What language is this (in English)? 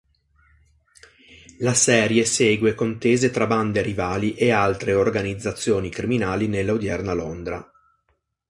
Italian